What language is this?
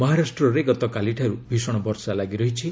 Odia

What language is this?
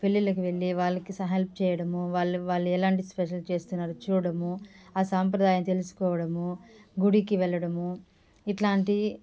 Telugu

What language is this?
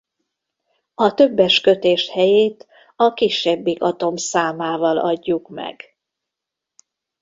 Hungarian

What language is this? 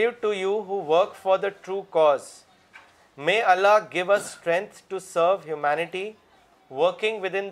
Urdu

